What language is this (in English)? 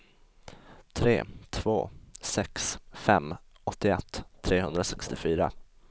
Swedish